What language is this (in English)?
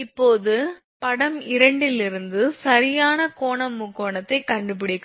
Tamil